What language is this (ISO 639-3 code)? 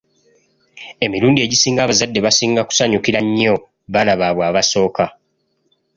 lug